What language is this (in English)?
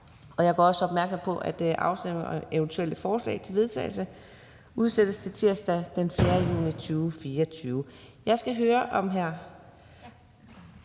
Danish